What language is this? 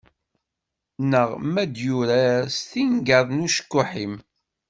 Kabyle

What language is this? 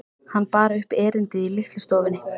Icelandic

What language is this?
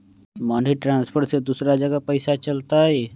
Magahi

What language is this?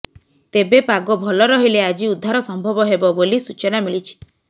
Odia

